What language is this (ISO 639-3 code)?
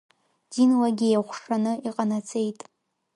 abk